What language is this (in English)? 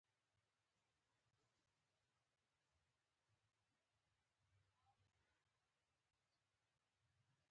Pashto